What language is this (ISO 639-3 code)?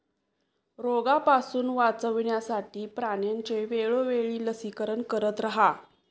mar